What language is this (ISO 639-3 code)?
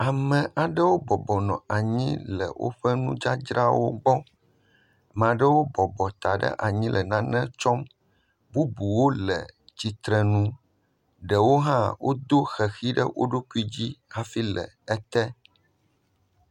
ewe